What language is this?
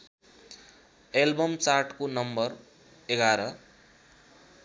Nepali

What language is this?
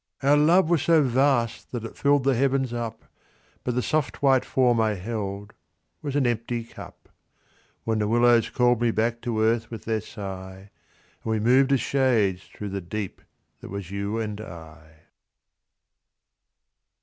English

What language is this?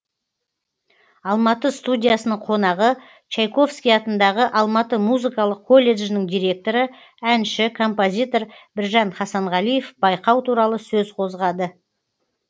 Kazakh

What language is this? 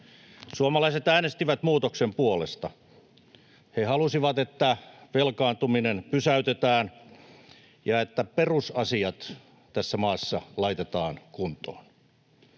Finnish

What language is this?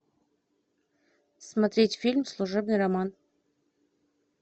Russian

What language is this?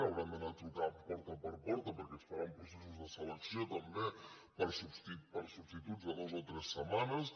Catalan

